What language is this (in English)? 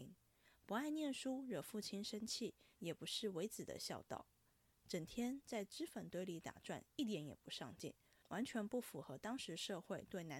Chinese